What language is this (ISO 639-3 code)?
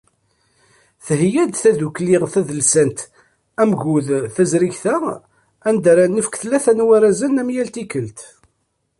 kab